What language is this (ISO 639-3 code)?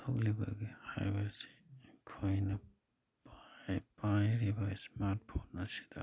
mni